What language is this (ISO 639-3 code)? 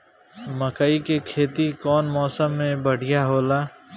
bho